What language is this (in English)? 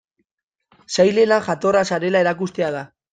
Basque